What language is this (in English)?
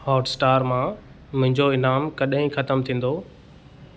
Sindhi